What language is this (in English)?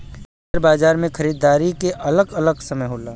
Bhojpuri